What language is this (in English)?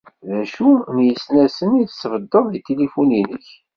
Kabyle